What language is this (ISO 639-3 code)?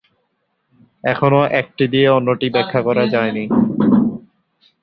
ben